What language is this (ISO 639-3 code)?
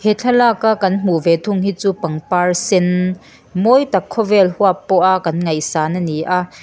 lus